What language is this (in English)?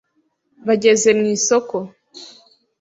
Kinyarwanda